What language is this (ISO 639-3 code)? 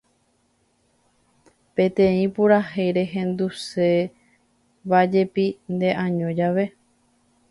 grn